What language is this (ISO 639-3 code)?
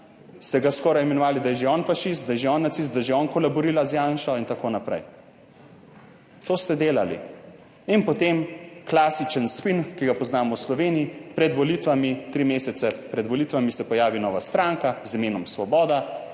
slv